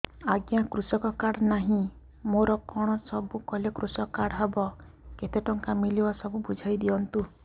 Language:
Odia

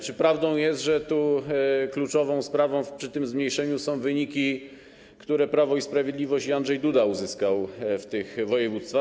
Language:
Polish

